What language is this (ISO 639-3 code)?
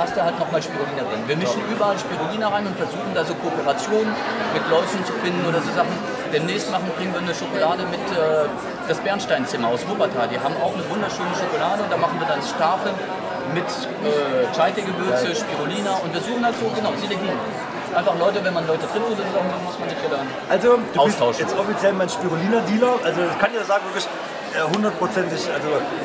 deu